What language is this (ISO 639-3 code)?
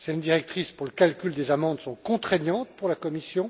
fra